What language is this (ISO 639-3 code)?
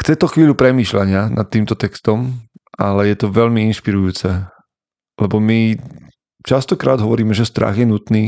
slk